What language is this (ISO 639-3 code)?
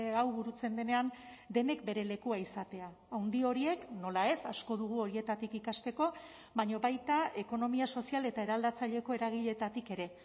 eus